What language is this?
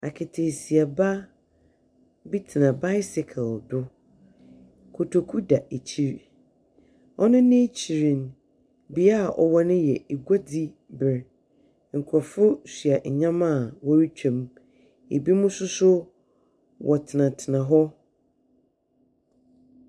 Akan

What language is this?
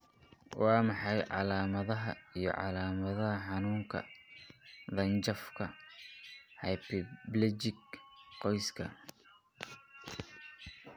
Somali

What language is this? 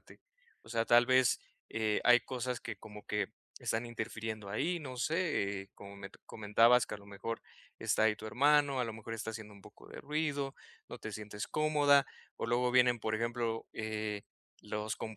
Spanish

